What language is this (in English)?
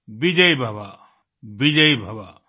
Hindi